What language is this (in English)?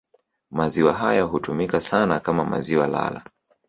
Swahili